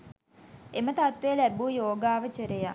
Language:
Sinhala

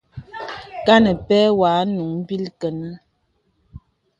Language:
Bebele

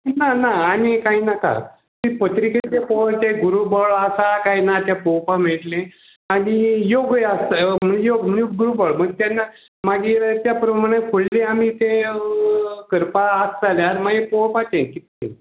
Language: Konkani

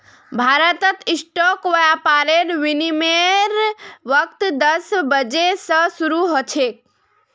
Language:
Magahi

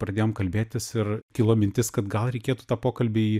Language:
Lithuanian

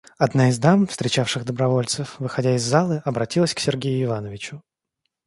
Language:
Russian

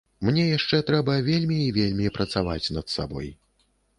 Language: Belarusian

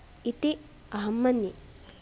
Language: Sanskrit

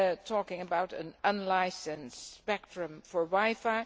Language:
English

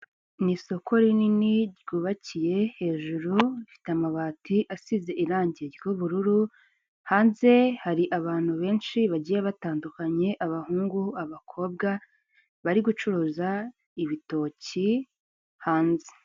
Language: Kinyarwanda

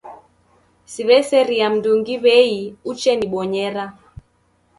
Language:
Taita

